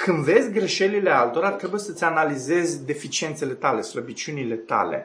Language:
Romanian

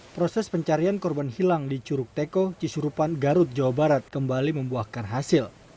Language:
Indonesian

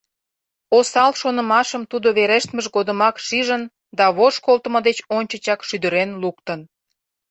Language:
Mari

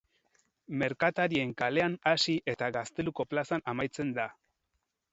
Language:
Basque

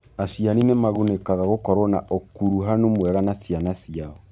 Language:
Kikuyu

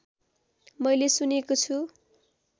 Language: Nepali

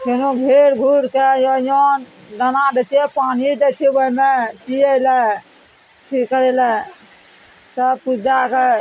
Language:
Maithili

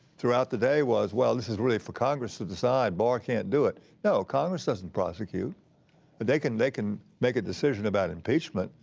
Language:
English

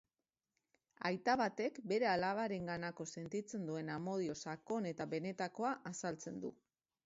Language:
Basque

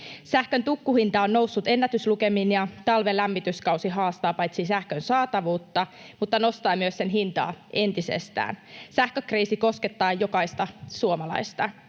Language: Finnish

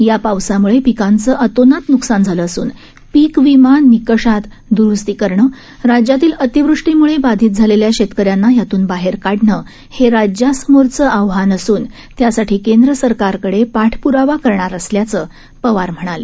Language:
Marathi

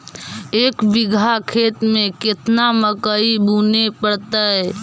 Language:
Magahi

